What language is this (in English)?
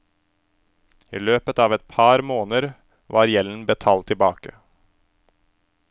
Norwegian